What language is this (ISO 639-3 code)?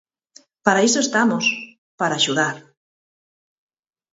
glg